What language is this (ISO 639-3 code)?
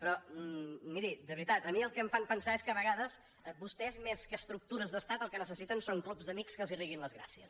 cat